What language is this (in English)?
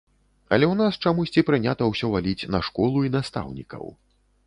Belarusian